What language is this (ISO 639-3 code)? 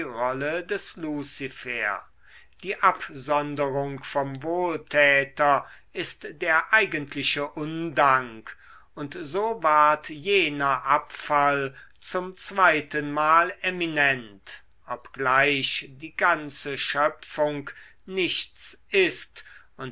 deu